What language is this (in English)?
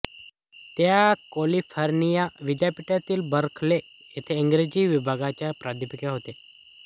Marathi